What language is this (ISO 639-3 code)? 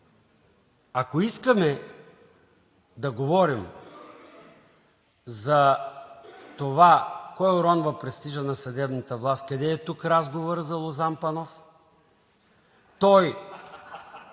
bul